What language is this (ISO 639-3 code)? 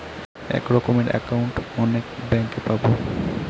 ben